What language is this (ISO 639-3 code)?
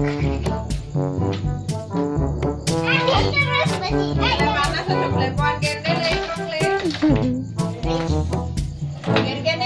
ind